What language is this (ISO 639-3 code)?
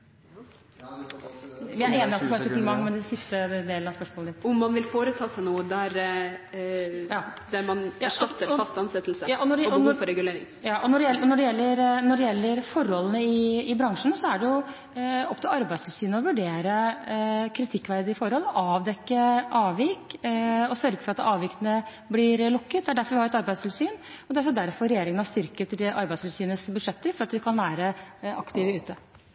nor